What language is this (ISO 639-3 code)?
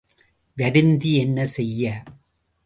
tam